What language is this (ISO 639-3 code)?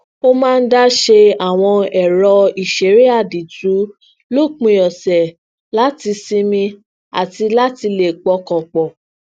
yor